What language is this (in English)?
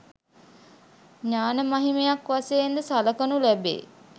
Sinhala